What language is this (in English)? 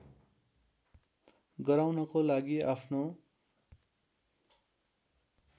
Nepali